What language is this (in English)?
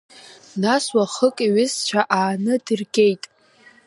Abkhazian